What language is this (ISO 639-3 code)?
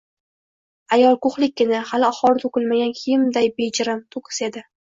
uzb